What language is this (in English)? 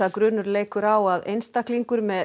Icelandic